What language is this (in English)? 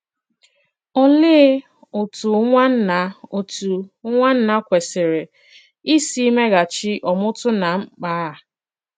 Igbo